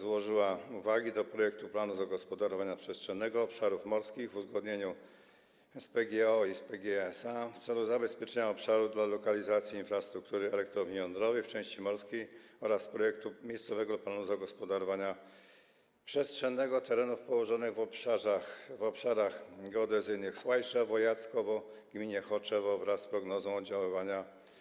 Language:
Polish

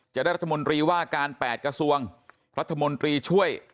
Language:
Thai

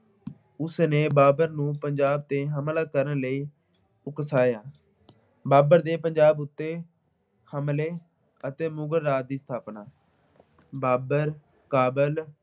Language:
Punjabi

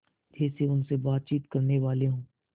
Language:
Hindi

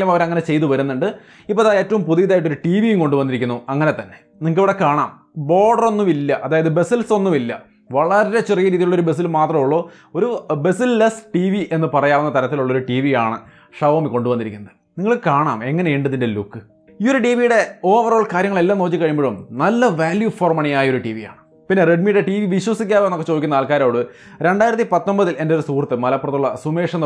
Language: Malayalam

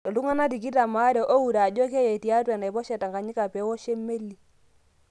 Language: Masai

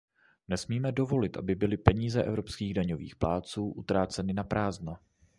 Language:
Czech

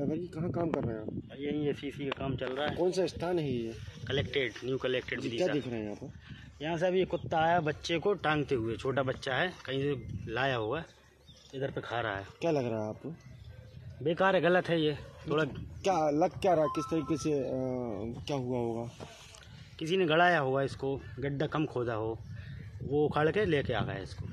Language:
Hindi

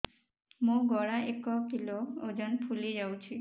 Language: Odia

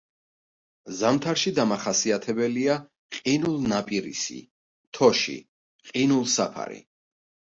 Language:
Georgian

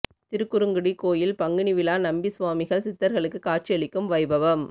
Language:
Tamil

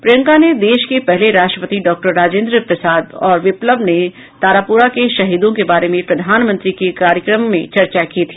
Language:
Hindi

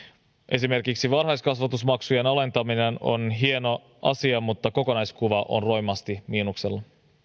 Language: Finnish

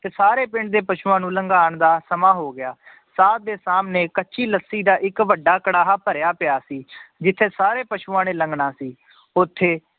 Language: Punjabi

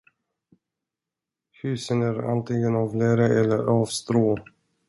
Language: Swedish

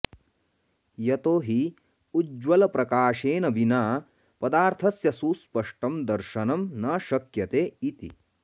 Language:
Sanskrit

